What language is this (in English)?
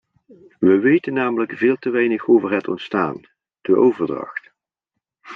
Dutch